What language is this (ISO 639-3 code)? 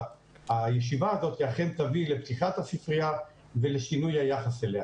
heb